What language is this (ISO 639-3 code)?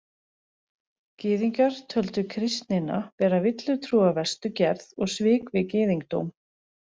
isl